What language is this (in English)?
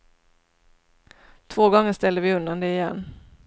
Swedish